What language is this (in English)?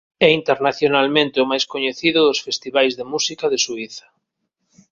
Galician